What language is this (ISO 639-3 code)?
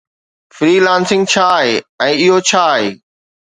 snd